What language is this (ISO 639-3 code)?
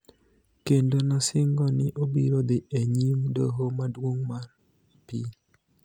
luo